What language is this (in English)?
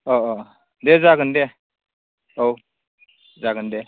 Bodo